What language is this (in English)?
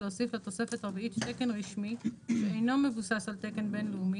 Hebrew